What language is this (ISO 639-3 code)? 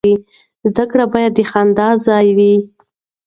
pus